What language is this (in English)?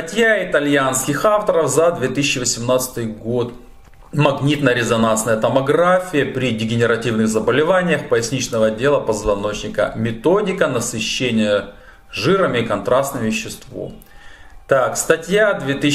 Russian